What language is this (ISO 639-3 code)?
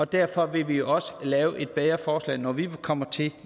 dan